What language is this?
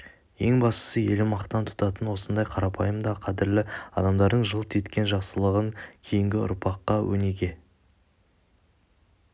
Kazakh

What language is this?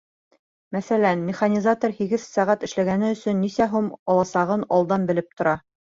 Bashkir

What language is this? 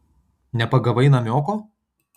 Lithuanian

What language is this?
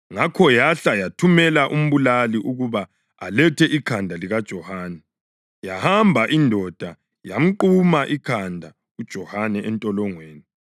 North Ndebele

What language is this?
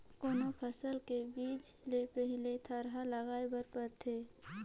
Chhattisgarhi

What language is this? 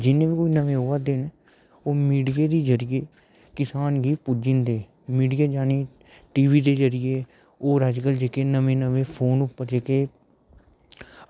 Dogri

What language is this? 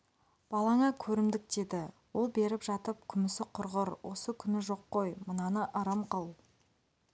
Kazakh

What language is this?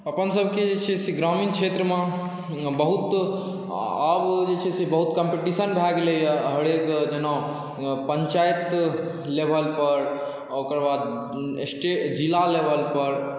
Maithili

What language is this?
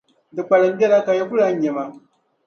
Dagbani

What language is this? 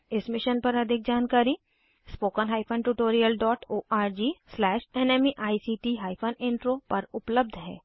Hindi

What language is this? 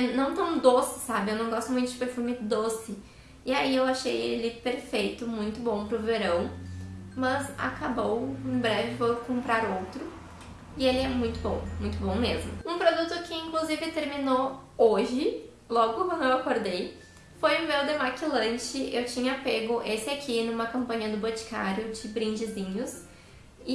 Portuguese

